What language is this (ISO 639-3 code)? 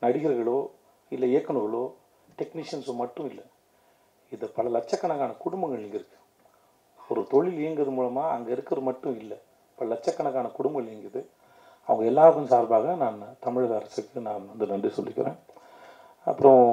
tam